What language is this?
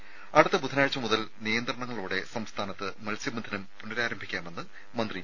Malayalam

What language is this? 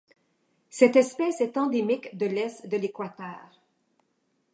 French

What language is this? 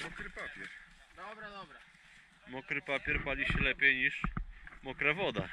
Polish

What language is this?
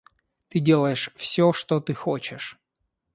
Russian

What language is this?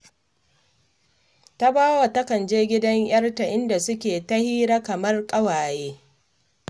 Hausa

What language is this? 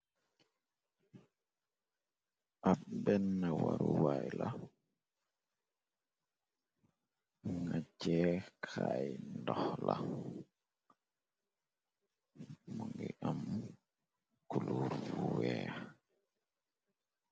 Wolof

